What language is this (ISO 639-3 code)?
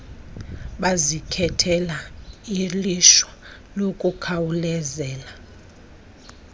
xho